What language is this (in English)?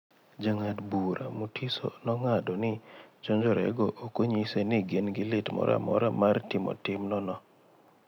Luo (Kenya and Tanzania)